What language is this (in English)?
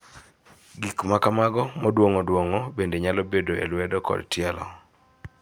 Luo (Kenya and Tanzania)